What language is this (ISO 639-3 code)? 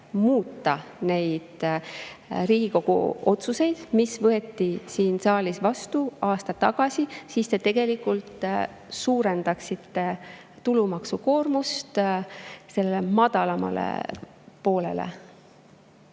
est